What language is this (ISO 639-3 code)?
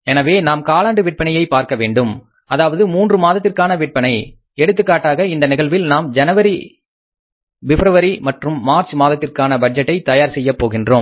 tam